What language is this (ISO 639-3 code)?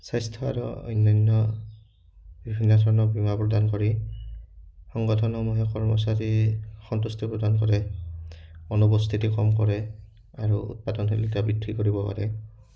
asm